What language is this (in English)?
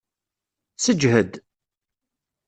Kabyle